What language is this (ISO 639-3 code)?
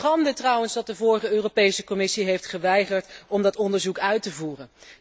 nld